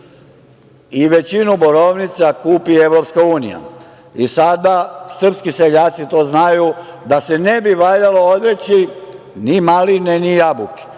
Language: Serbian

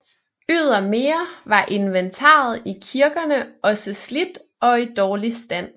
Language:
Danish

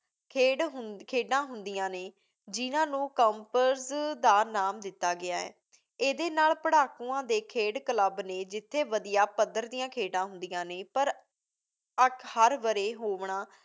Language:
Punjabi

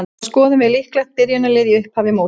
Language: Icelandic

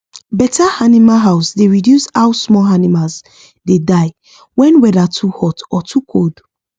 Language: Nigerian Pidgin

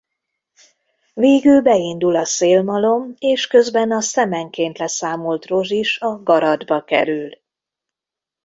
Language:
Hungarian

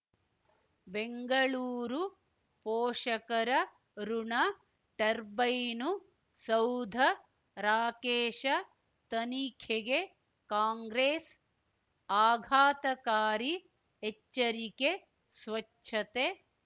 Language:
Kannada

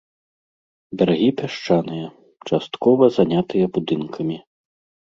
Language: Belarusian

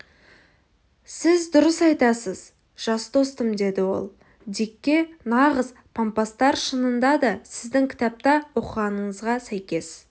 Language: Kazakh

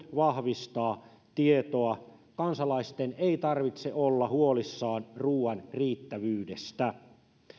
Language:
Finnish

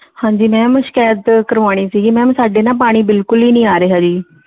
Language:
Punjabi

